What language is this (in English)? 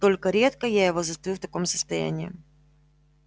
Russian